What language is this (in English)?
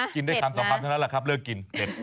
Thai